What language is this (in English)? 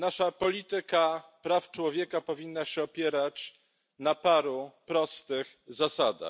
Polish